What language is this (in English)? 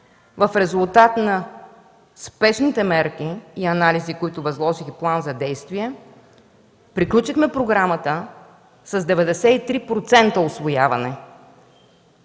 Bulgarian